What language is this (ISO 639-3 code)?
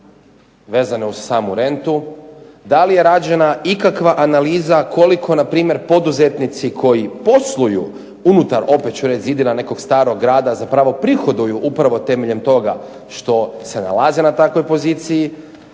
hrv